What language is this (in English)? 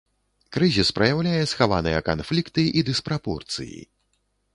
Belarusian